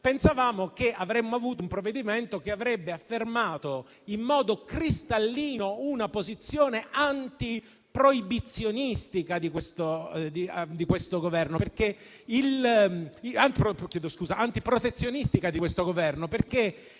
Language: Italian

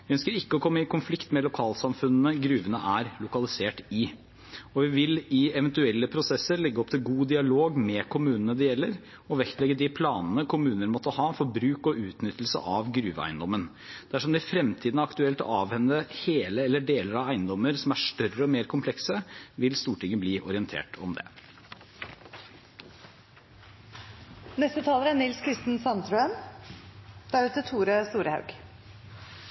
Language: Norwegian Bokmål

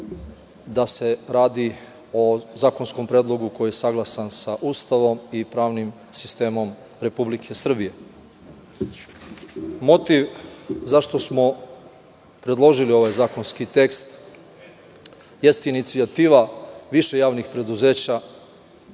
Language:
Serbian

